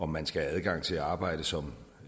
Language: Danish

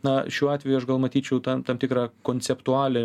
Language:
Lithuanian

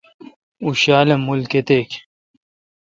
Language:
Kalkoti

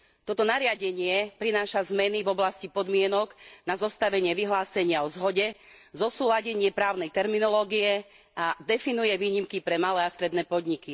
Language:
Slovak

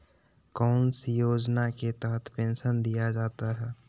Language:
Magahi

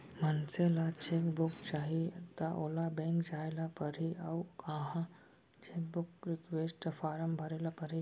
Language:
Chhattisgarhi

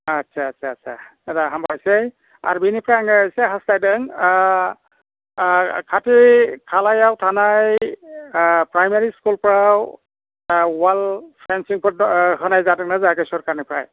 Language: Bodo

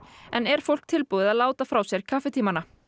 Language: Icelandic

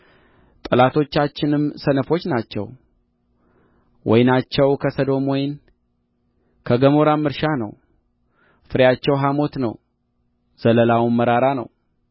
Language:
Amharic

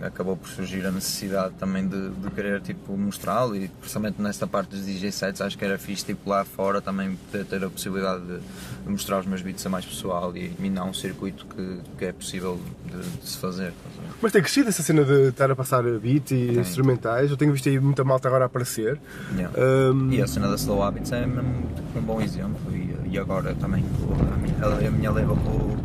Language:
Portuguese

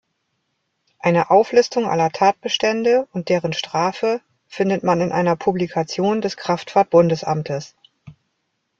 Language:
German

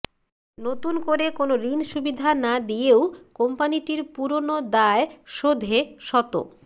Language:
Bangla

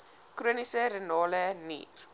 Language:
Afrikaans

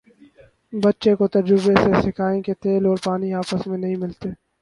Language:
Urdu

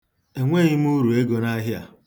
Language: Igbo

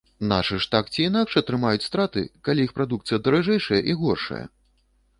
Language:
Belarusian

